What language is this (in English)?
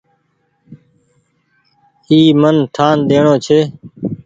Goaria